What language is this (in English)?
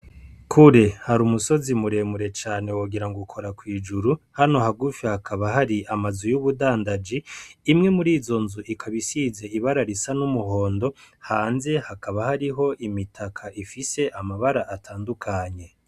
Rundi